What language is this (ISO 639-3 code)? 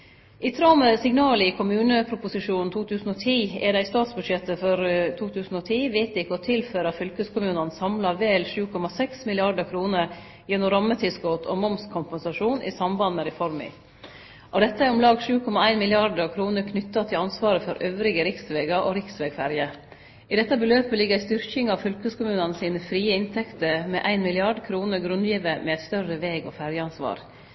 nno